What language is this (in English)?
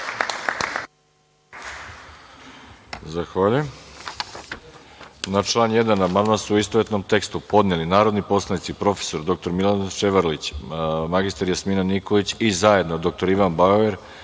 Serbian